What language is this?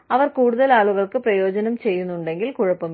Malayalam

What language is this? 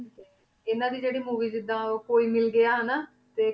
Punjabi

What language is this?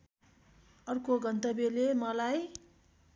Nepali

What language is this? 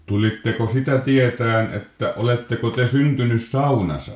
Finnish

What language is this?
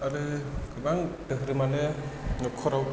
Bodo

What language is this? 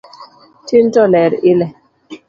Luo (Kenya and Tanzania)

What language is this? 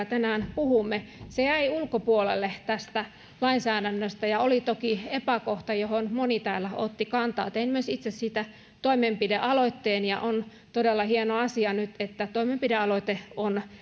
Finnish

